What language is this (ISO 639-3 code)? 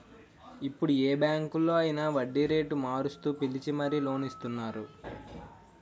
tel